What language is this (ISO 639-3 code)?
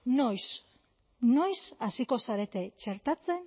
eus